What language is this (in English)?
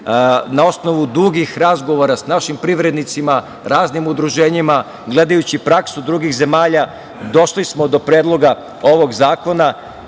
Serbian